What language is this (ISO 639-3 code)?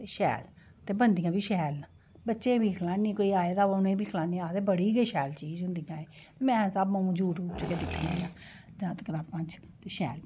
doi